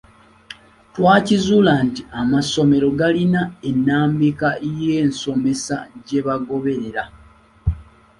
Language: Ganda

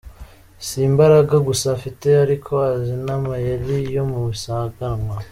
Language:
Kinyarwanda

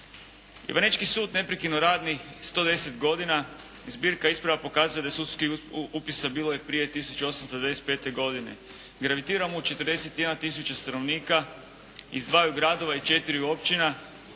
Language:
Croatian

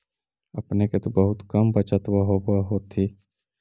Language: Magahi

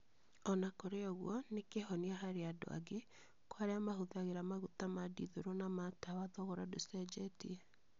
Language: Kikuyu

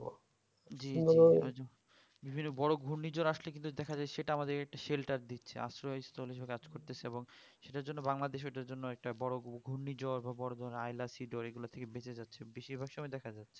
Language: Bangla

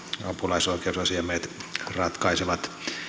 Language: Finnish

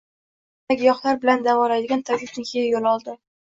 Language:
Uzbek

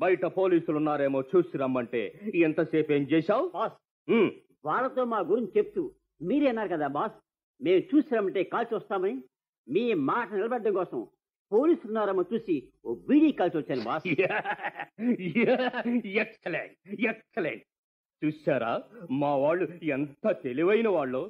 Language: Telugu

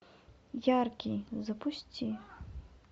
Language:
Russian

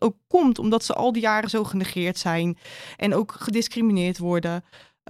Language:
Dutch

